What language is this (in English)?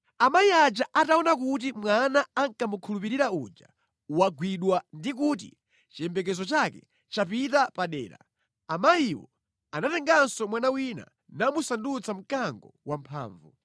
Nyanja